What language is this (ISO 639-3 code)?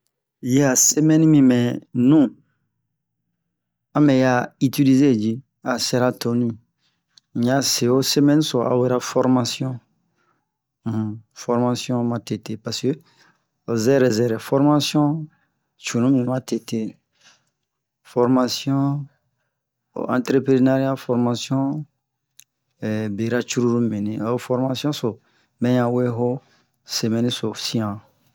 bmq